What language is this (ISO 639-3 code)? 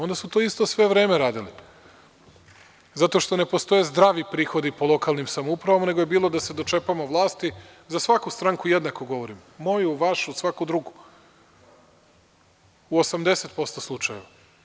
srp